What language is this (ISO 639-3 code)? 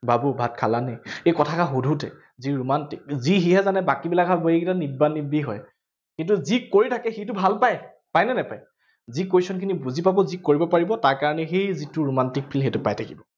asm